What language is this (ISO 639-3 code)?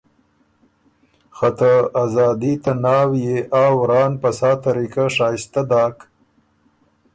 oru